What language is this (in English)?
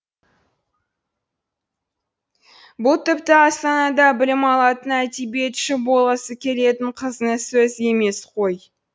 Kazakh